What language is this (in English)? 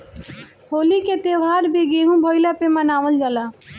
Bhojpuri